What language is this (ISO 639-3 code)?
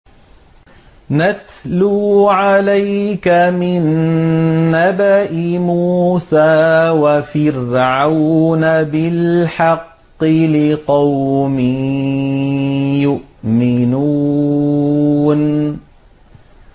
ara